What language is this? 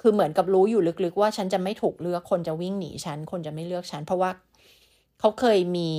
Thai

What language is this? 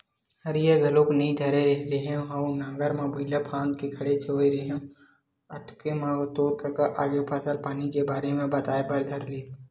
Chhattisgarhi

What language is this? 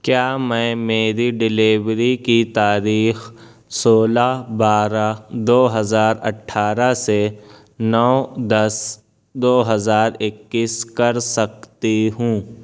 Urdu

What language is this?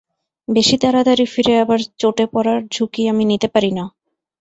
Bangla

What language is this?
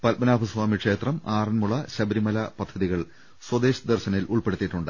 Malayalam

